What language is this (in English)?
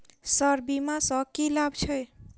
Maithili